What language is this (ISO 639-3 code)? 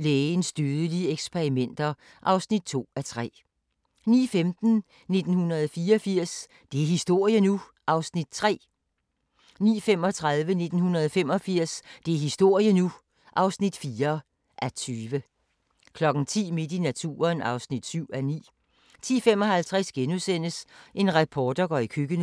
dan